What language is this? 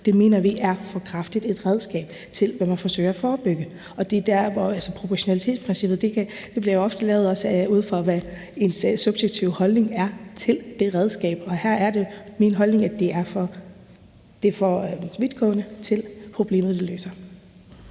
Danish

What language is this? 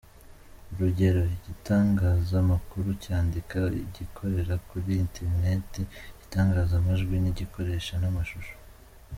Kinyarwanda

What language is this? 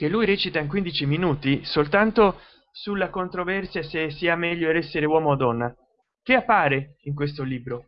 Italian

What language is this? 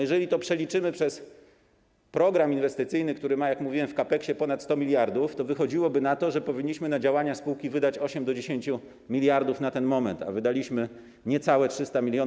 Polish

